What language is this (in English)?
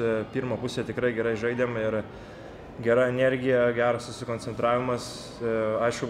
Lithuanian